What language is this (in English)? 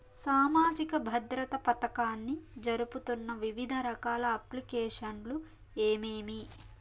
Telugu